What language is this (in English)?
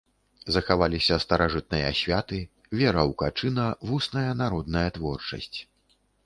Belarusian